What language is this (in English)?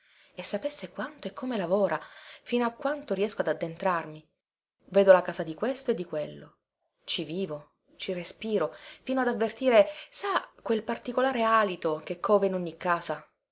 Italian